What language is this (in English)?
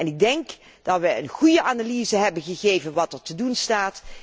Dutch